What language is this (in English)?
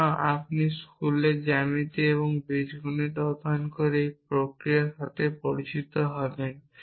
Bangla